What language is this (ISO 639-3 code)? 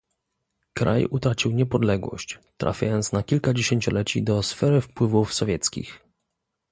pol